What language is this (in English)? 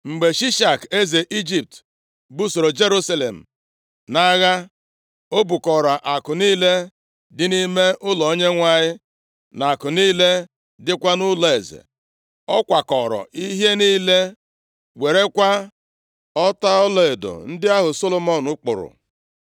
Igbo